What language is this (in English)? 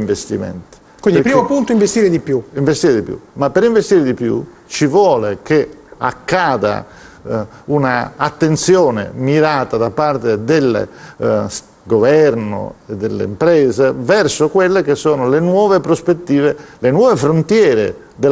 Italian